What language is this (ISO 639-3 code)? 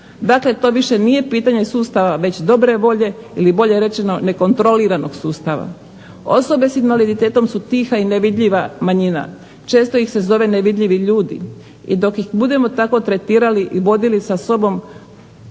hrv